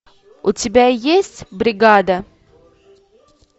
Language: Russian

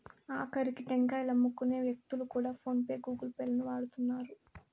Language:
Telugu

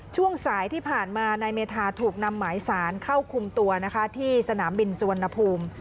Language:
Thai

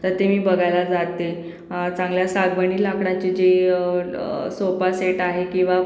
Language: Marathi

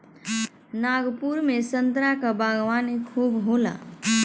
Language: Bhojpuri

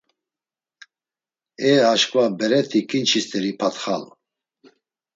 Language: Laz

